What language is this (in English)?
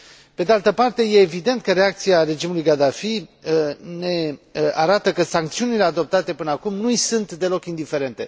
Romanian